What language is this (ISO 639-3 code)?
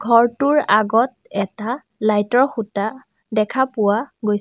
asm